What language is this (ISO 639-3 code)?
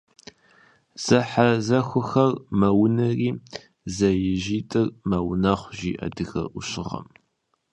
kbd